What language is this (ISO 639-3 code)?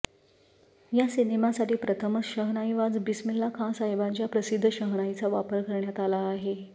mar